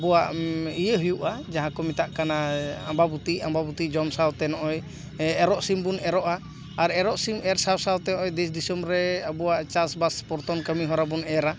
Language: Santali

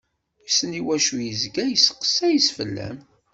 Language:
Kabyle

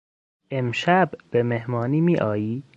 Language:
Persian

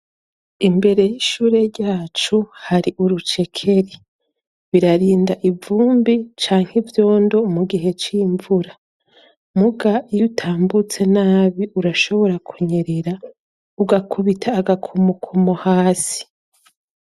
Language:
Rundi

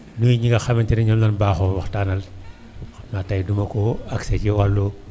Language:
Wolof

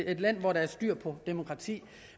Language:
Danish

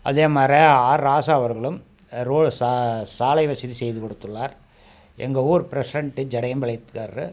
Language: Tamil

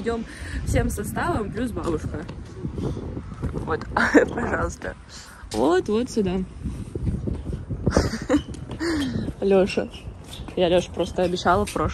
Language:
Russian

